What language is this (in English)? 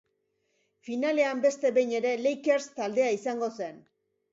Basque